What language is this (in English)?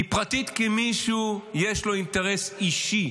Hebrew